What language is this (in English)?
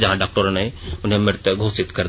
Hindi